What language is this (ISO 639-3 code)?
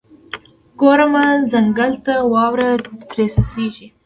pus